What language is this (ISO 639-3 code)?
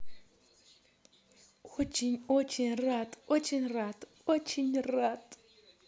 rus